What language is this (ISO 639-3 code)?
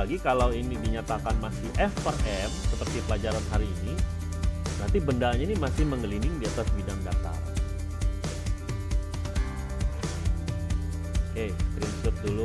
ind